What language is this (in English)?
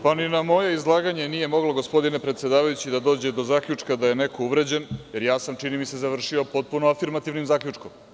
Serbian